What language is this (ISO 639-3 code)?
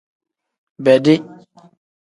kdh